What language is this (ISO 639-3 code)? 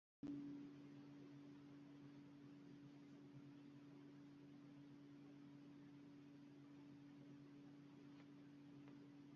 uzb